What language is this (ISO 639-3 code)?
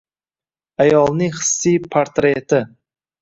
uzb